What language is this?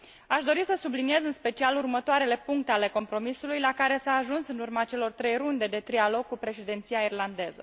Romanian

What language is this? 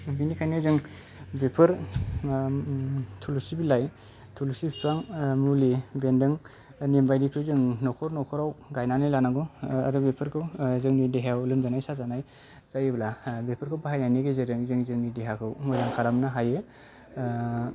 Bodo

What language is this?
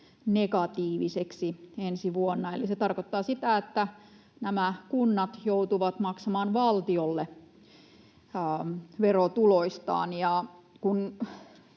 Finnish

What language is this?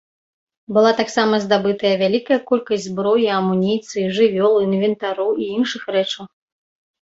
Belarusian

